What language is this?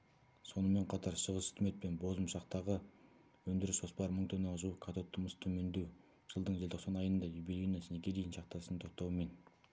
Kazakh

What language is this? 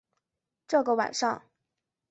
Chinese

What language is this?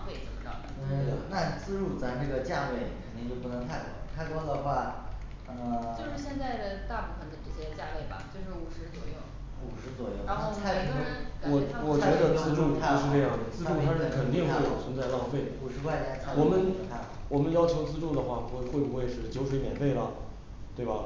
Chinese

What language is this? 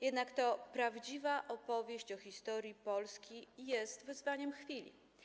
Polish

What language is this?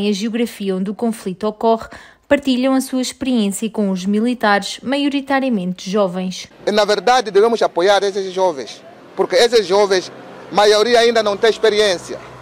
Portuguese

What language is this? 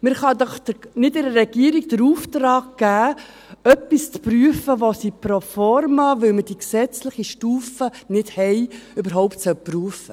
Swiss German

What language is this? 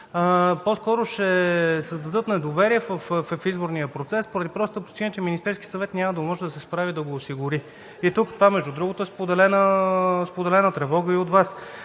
Bulgarian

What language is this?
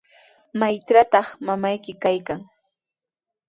Sihuas Ancash Quechua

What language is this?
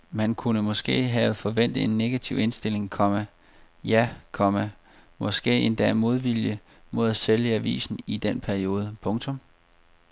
Danish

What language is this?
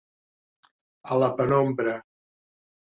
Catalan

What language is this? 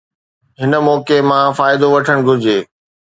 Sindhi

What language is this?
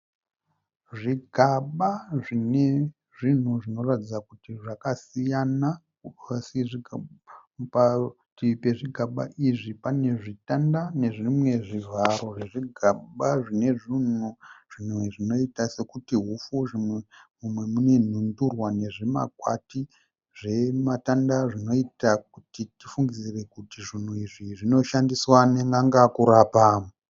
Shona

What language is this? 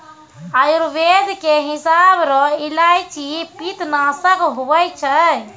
Maithili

